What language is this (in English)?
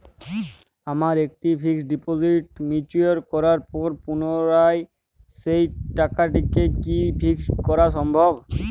Bangla